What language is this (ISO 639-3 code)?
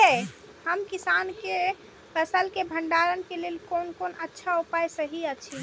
mai